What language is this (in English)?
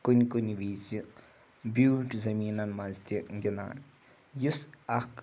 Kashmiri